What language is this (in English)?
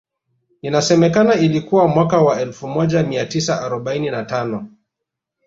Swahili